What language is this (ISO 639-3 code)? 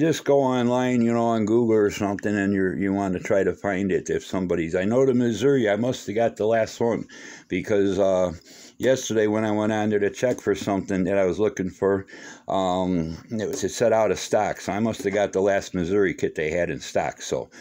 eng